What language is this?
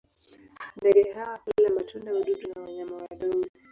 Swahili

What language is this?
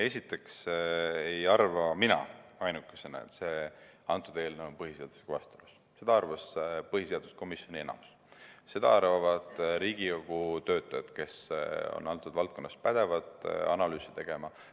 Estonian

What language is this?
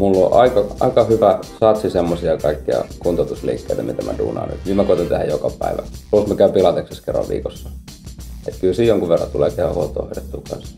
Finnish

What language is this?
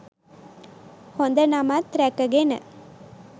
Sinhala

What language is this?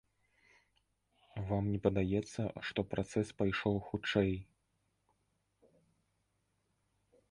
Belarusian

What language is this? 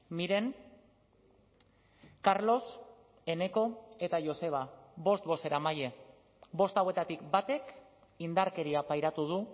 Basque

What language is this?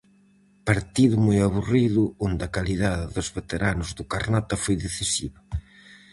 Galician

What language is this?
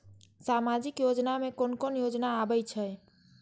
Maithili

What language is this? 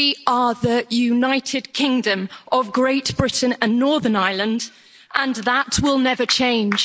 English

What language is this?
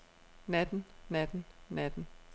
Danish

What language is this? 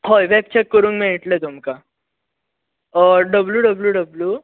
Konkani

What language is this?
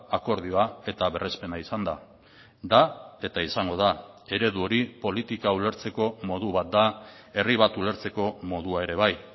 Basque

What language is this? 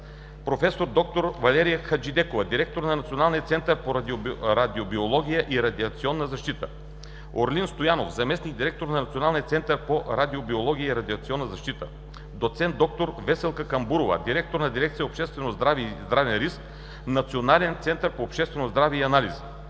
Bulgarian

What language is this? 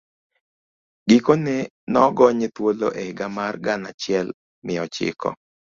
Luo (Kenya and Tanzania)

